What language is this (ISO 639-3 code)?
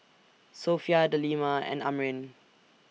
eng